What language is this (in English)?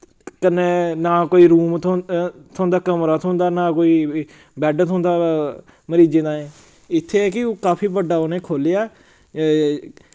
Dogri